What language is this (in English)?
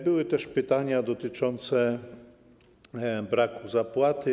Polish